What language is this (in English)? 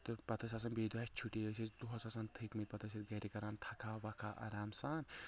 Kashmiri